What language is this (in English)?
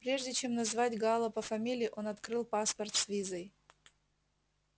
Russian